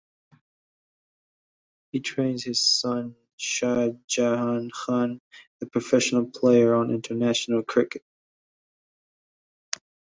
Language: English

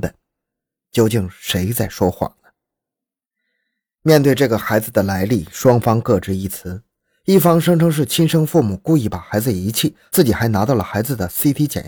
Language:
Chinese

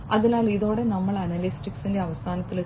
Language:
Malayalam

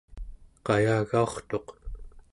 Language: Central Yupik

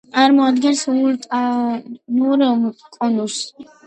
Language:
Georgian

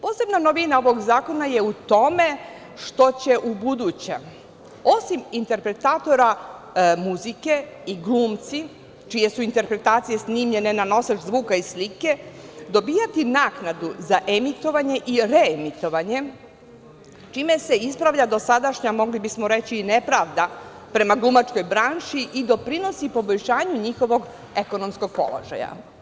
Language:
Serbian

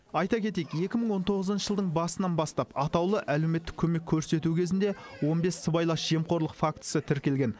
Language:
Kazakh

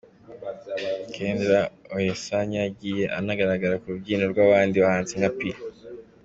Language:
Kinyarwanda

